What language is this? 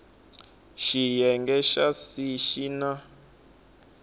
Tsonga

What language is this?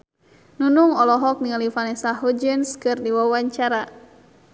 Sundanese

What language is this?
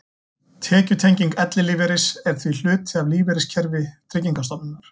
Icelandic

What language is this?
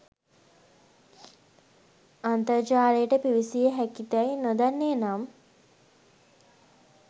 Sinhala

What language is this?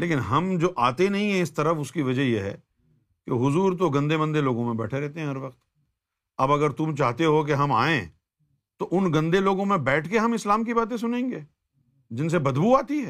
Urdu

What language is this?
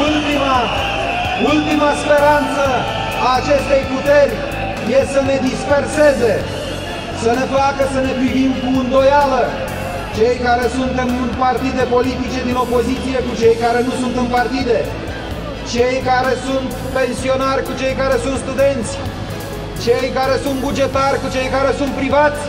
Romanian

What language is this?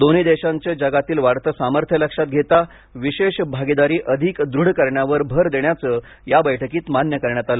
Marathi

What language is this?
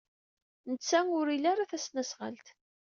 Kabyle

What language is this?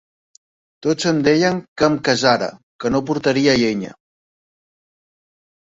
Catalan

